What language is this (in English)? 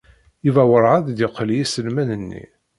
Kabyle